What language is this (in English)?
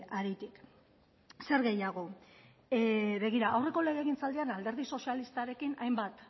Basque